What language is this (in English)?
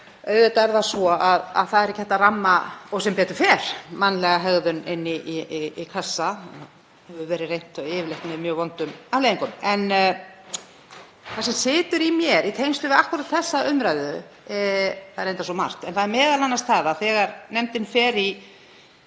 Icelandic